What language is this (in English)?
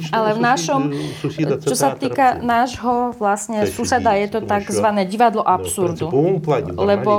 Slovak